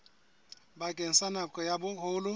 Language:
Southern Sotho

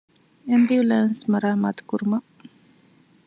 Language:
Divehi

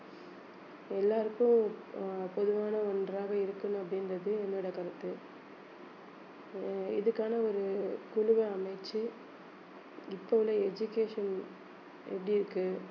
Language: Tamil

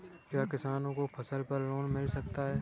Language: Hindi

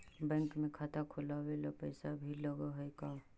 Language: Magahi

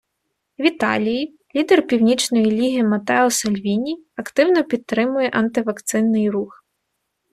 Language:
Ukrainian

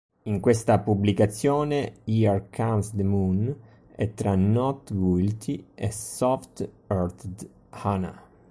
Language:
Italian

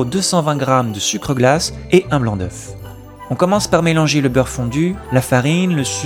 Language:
French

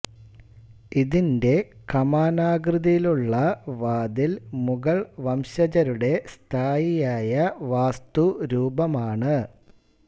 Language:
Malayalam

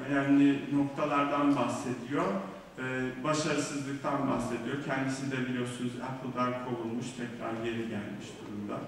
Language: Turkish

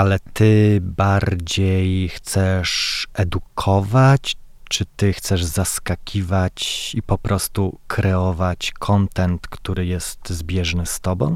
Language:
Polish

